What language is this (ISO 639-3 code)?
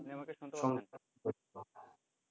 ben